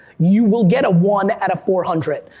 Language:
English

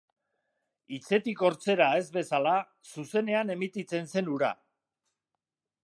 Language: Basque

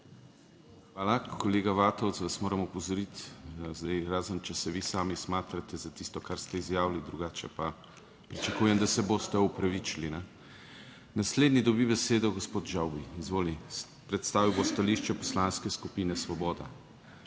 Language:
Slovenian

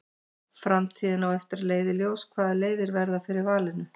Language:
Icelandic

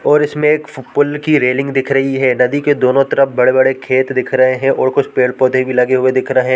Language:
Hindi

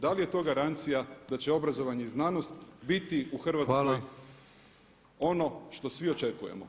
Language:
Croatian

